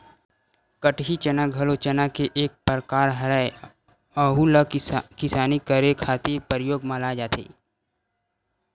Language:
Chhattisgarhi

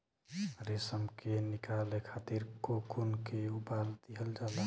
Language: Bhojpuri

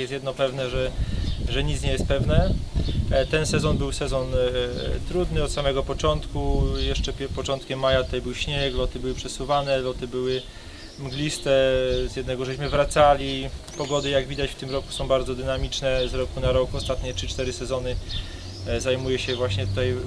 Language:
Polish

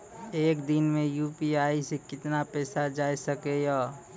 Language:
Maithili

